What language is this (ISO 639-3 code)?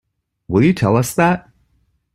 eng